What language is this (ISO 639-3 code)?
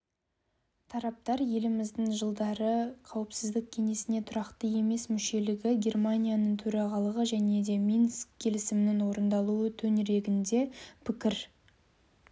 kaz